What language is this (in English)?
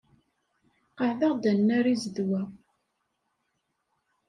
Kabyle